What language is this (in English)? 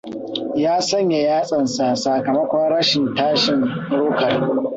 Hausa